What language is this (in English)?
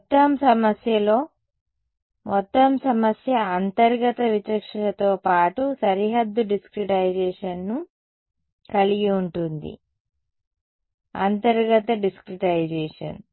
Telugu